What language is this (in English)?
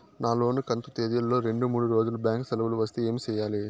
Telugu